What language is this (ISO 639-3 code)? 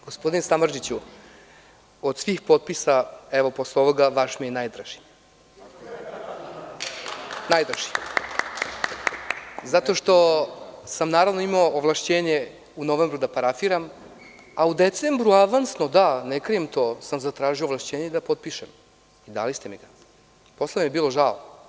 srp